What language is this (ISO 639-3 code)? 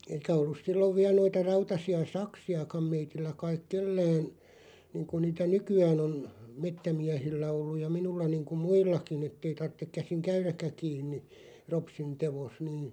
fin